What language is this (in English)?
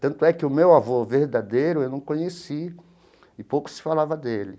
Portuguese